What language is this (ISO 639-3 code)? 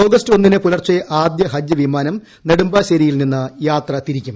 mal